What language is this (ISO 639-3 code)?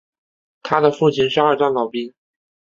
zho